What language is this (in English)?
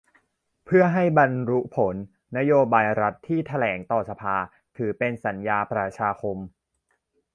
Thai